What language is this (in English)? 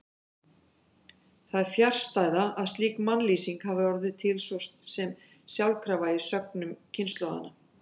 Icelandic